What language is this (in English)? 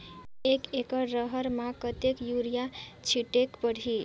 Chhattisgarhi